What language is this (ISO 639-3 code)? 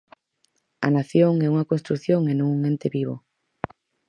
glg